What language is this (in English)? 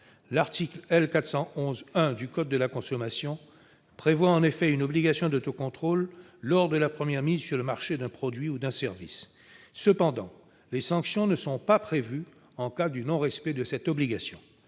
French